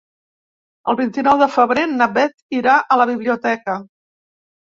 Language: Catalan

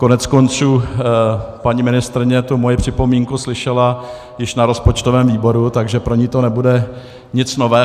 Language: Czech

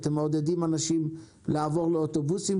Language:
Hebrew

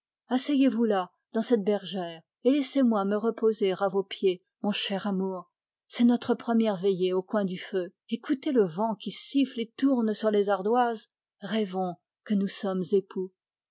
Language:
French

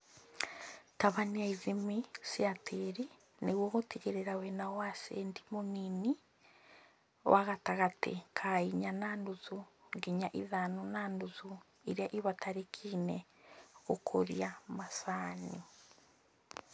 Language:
Kikuyu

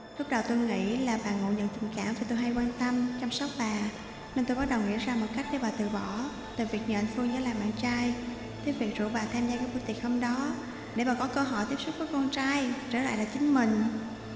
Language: Vietnamese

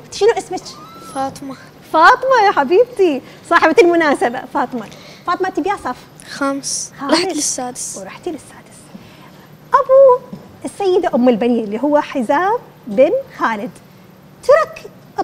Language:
Arabic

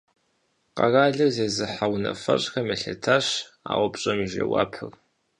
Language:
Kabardian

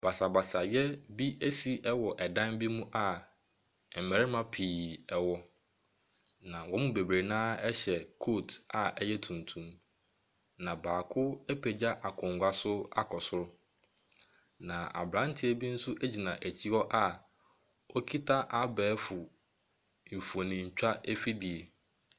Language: Akan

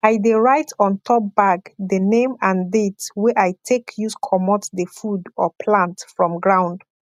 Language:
Nigerian Pidgin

